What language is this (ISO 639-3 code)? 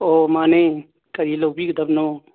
mni